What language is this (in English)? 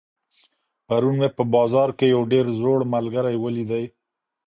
Pashto